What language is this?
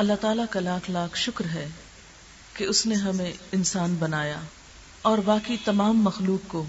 Urdu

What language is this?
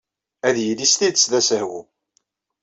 Kabyle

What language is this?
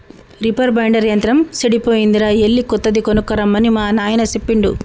Telugu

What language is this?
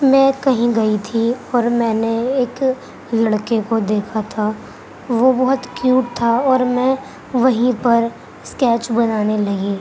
Urdu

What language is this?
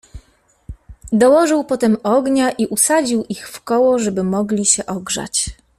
Polish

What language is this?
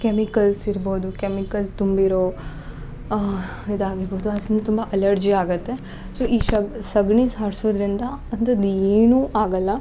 Kannada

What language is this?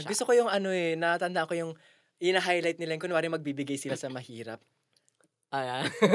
Filipino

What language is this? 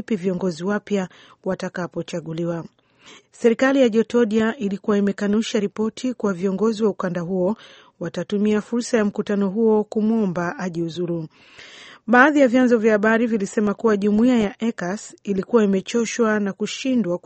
Swahili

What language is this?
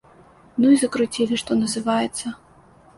Belarusian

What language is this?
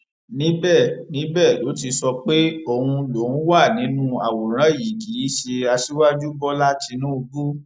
Yoruba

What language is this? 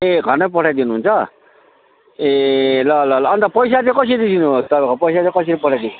Nepali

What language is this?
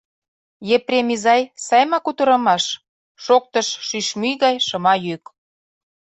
Mari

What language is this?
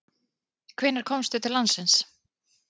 Icelandic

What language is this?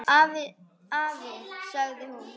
Icelandic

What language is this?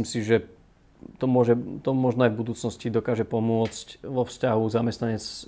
Slovak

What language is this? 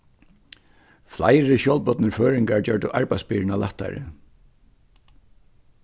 Faroese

